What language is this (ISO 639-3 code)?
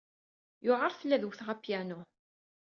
kab